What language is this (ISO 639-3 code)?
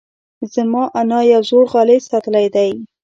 pus